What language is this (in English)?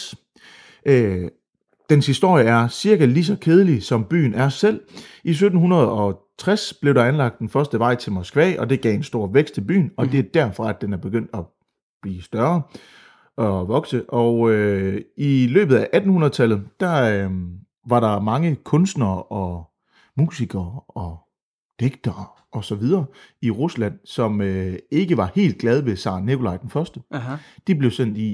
Danish